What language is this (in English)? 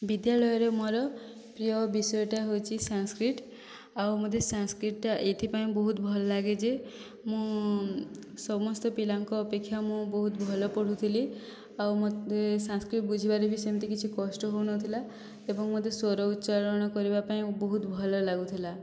Odia